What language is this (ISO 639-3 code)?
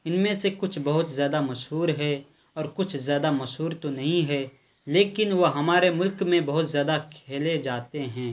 urd